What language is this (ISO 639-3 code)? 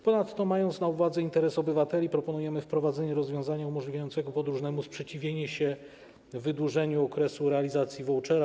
pol